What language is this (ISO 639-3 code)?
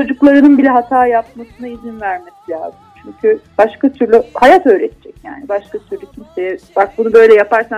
tur